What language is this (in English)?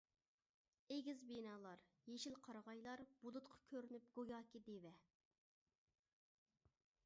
Uyghur